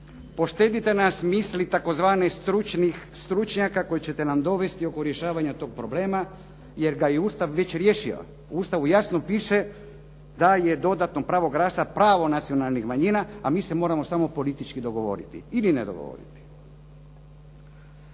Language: Croatian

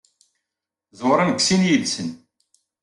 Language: Kabyle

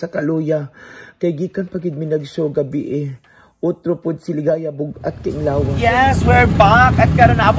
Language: Filipino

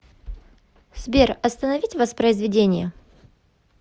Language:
Russian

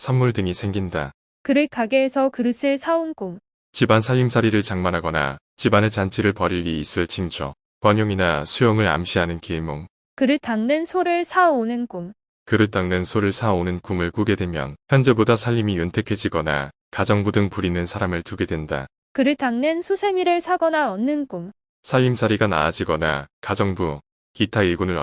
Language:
Korean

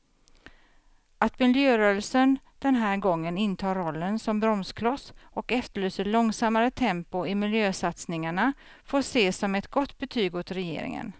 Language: Swedish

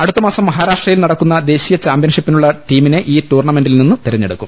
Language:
Malayalam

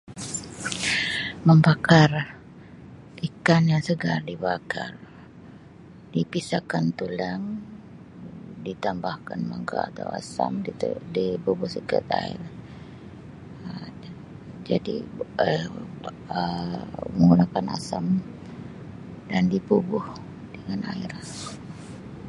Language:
Sabah Malay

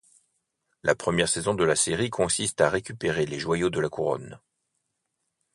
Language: French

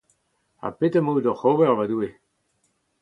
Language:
Breton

